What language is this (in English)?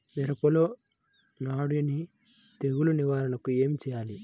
Telugu